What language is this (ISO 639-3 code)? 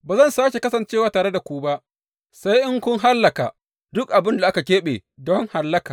hau